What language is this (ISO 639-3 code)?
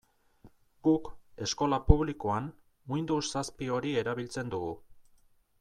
eus